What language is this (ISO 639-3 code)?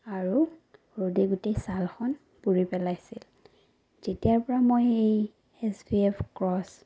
asm